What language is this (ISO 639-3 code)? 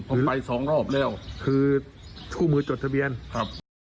tha